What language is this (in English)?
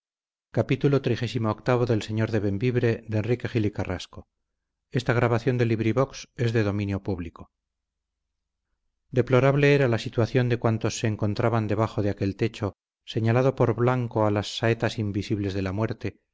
Spanish